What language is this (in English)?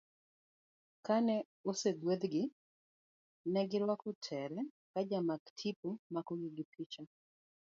Luo (Kenya and Tanzania)